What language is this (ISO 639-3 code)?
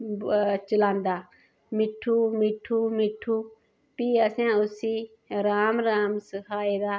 doi